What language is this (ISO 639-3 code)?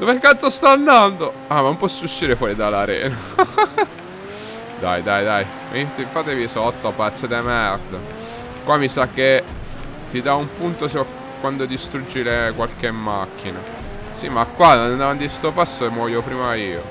ita